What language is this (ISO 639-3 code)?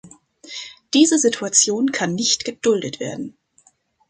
deu